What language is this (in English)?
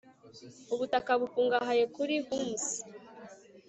Kinyarwanda